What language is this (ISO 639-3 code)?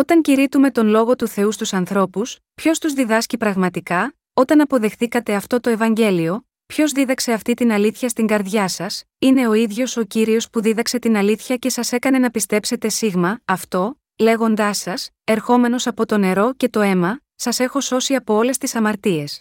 ell